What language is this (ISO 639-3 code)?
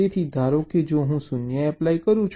guj